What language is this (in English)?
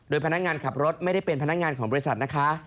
Thai